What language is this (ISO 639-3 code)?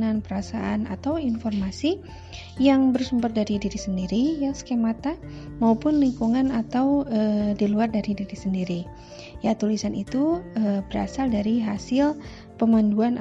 ind